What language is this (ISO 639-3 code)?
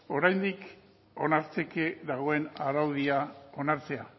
eus